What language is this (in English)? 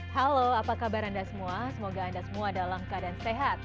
Indonesian